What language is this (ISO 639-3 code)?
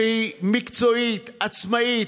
heb